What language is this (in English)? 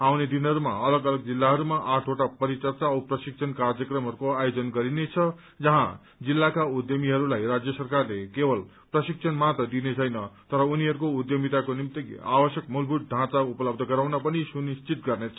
Nepali